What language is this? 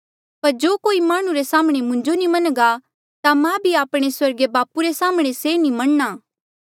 Mandeali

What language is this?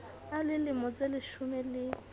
Southern Sotho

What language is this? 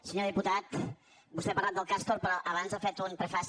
Catalan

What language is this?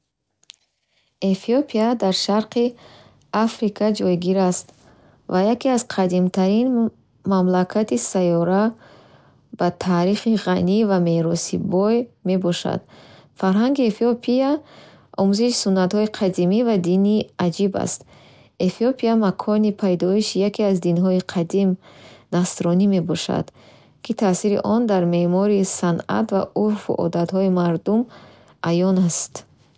Bukharic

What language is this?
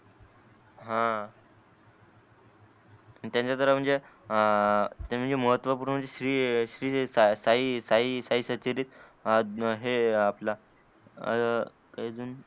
Marathi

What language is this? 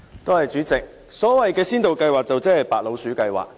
Cantonese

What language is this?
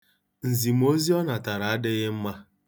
Igbo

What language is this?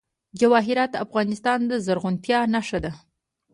Pashto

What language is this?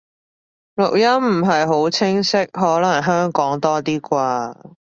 Cantonese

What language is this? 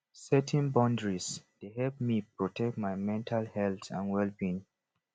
Nigerian Pidgin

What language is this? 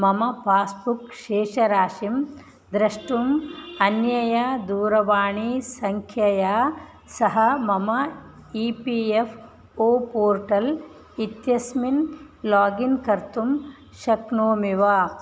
Sanskrit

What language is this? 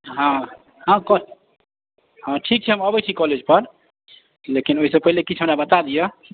Maithili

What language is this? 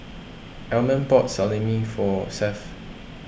English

